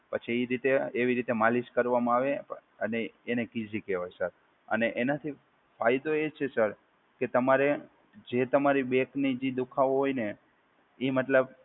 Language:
Gujarati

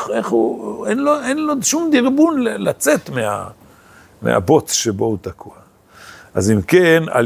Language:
Hebrew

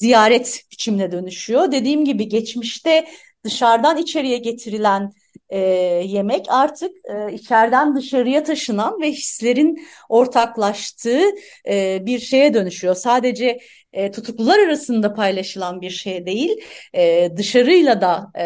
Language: Turkish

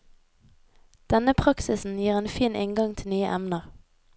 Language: Norwegian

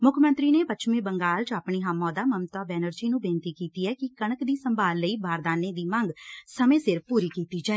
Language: Punjabi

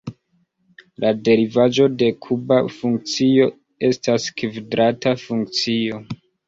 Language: Esperanto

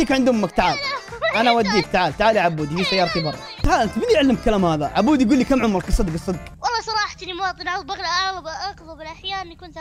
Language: Arabic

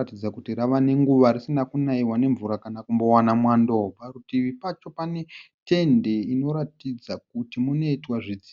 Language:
Shona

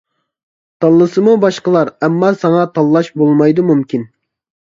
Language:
Uyghur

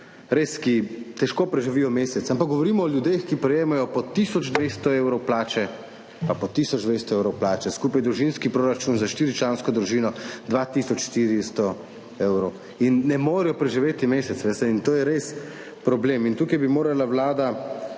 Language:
Slovenian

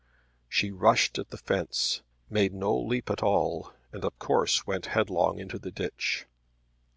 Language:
English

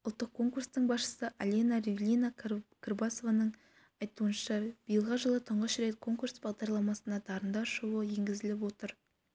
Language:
Kazakh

